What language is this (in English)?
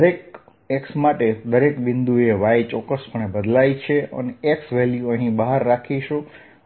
Gujarati